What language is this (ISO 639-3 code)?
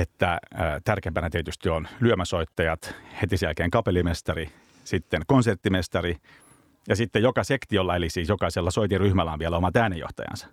fin